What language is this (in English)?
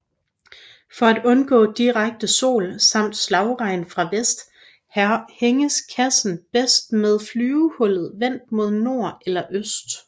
Danish